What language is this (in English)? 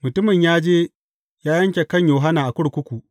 Hausa